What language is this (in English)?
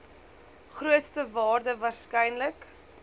Afrikaans